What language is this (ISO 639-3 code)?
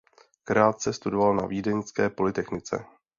ces